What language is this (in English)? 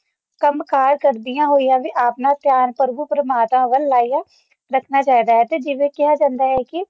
Punjabi